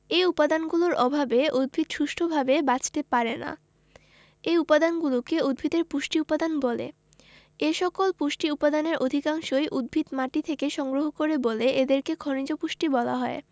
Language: Bangla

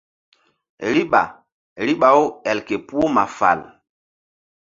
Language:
Mbum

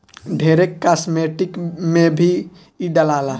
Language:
Bhojpuri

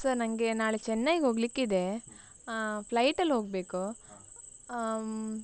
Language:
Kannada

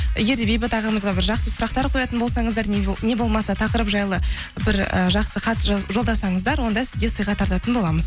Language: Kazakh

